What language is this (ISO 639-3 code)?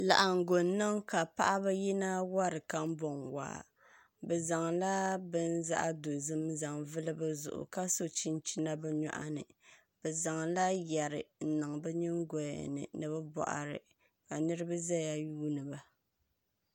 dag